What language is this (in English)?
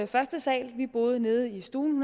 Danish